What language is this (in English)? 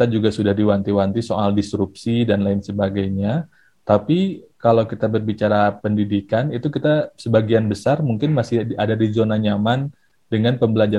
Indonesian